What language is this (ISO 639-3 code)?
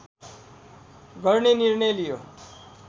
nep